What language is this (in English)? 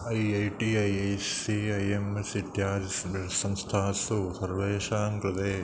Sanskrit